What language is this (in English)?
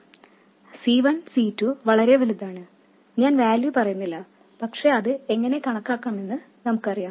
Malayalam